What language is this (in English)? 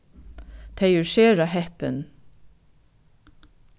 Faroese